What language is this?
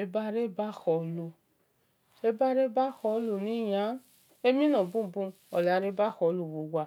Esan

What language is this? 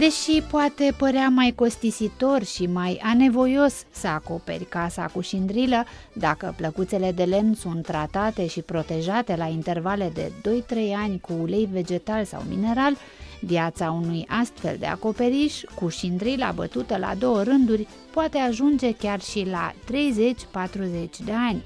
Romanian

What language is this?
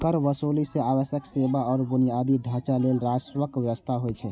Maithili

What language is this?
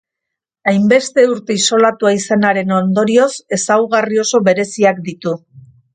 Basque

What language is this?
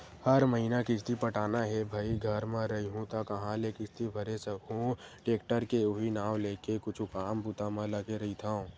Chhattisgarhi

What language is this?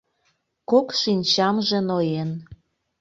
Mari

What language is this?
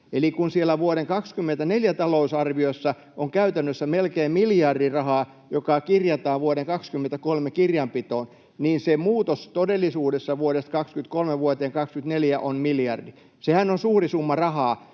Finnish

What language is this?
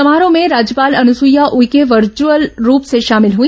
Hindi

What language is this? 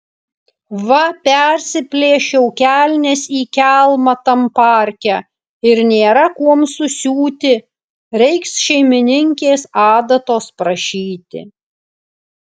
Lithuanian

